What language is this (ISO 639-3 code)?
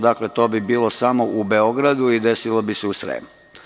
srp